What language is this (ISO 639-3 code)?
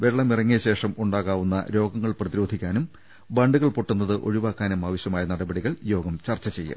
mal